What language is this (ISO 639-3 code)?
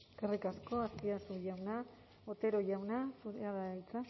eus